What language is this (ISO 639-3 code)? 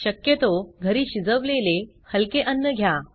mar